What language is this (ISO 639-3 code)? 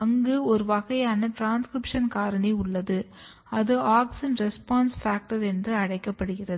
tam